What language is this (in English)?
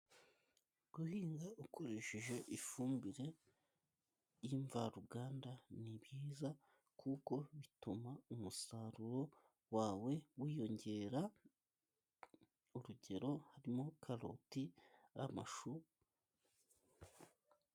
Kinyarwanda